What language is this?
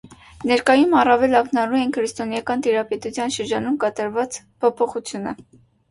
Armenian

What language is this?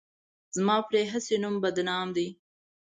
Pashto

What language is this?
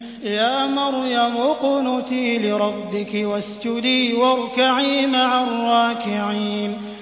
Arabic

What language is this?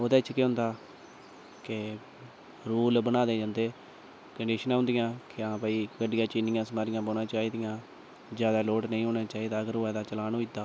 Dogri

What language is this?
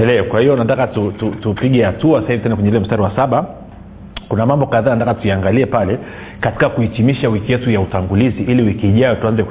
Swahili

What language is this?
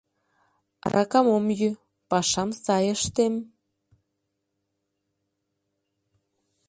Mari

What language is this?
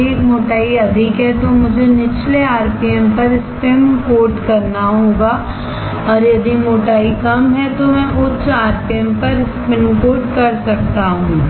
Hindi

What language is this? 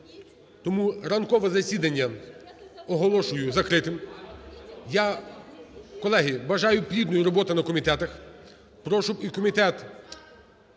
Ukrainian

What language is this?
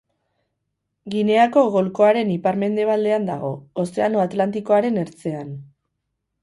Basque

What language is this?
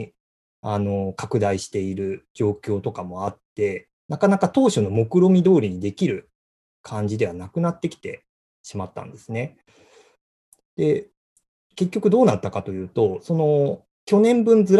Japanese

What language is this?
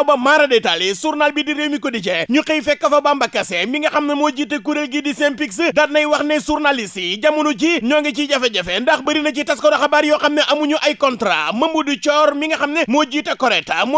Indonesian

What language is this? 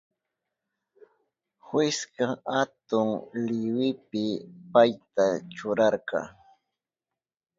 Southern Pastaza Quechua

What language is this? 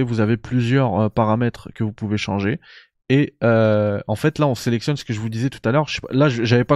French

